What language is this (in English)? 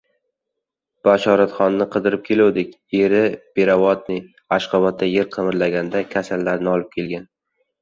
Uzbek